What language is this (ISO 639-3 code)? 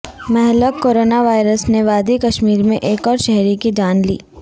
urd